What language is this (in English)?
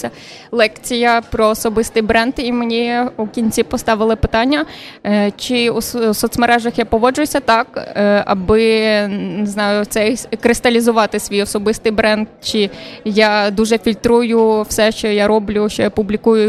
Ukrainian